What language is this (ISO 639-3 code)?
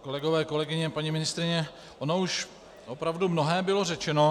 ces